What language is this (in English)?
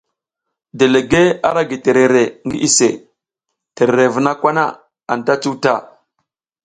South Giziga